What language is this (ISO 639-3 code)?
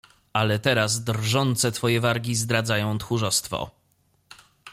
pol